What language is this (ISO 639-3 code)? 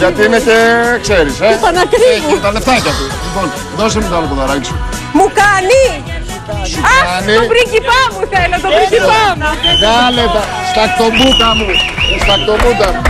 ell